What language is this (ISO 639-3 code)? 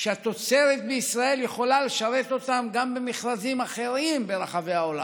heb